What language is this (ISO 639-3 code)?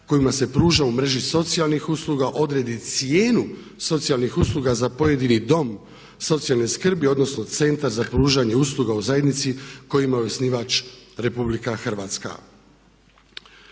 hrv